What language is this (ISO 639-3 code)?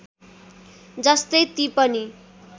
nep